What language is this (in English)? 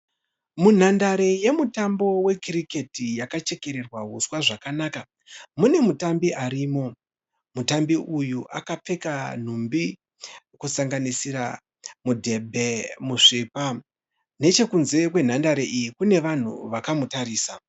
Shona